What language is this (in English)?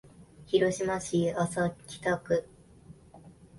Japanese